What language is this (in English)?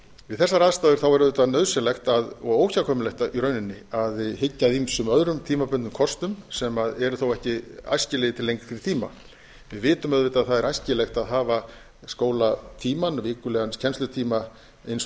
Icelandic